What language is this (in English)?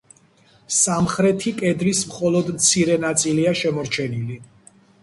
Georgian